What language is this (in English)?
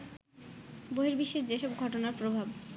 Bangla